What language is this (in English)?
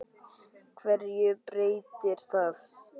Icelandic